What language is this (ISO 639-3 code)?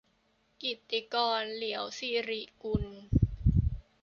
tha